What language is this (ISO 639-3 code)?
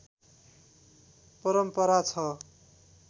nep